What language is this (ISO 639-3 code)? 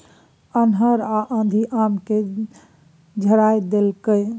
mai